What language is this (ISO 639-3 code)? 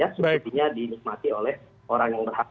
ind